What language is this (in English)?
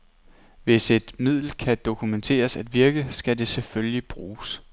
Danish